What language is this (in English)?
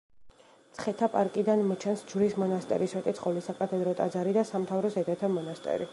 Georgian